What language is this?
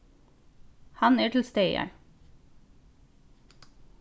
Faroese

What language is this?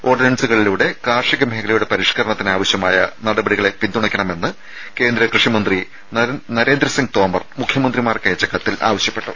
Malayalam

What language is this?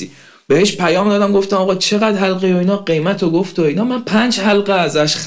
Persian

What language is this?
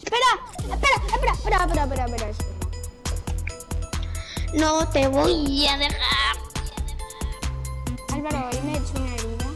Spanish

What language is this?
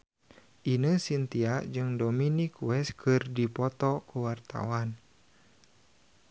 Sundanese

